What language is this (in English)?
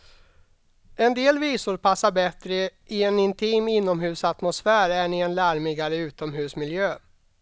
Swedish